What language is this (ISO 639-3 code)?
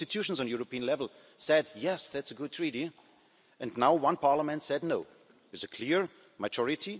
eng